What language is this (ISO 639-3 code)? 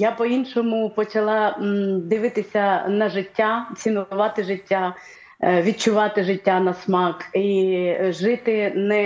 ukr